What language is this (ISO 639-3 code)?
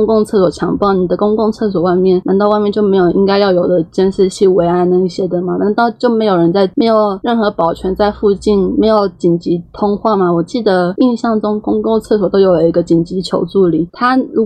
zho